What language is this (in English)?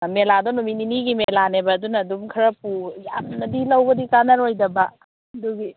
Manipuri